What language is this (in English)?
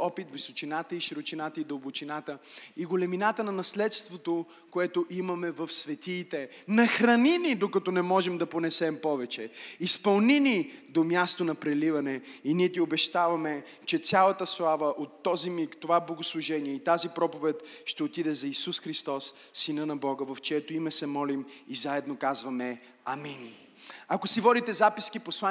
Bulgarian